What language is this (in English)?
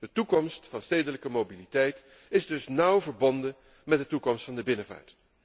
Dutch